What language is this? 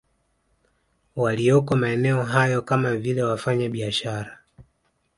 Swahili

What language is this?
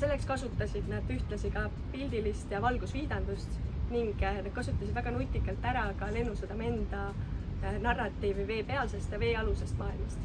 Estonian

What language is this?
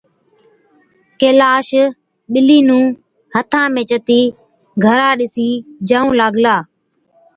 Od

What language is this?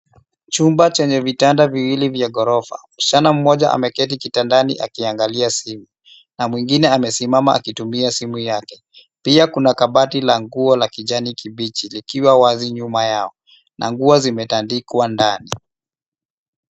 Swahili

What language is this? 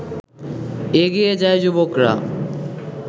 Bangla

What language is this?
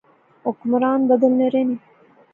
Pahari-Potwari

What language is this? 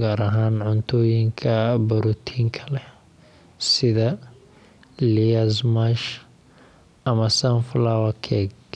Somali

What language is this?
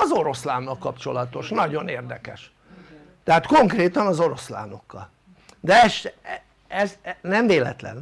Hungarian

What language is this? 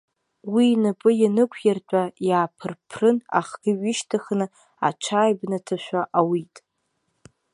Abkhazian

